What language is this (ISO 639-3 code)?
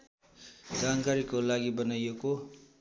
nep